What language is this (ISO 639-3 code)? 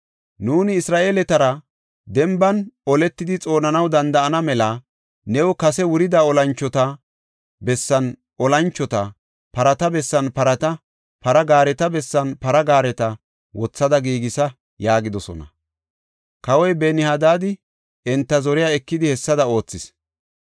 gof